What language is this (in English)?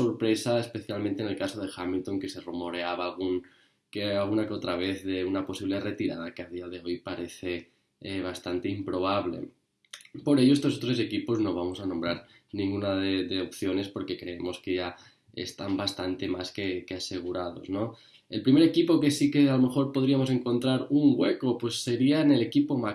Spanish